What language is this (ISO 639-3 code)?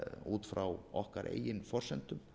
isl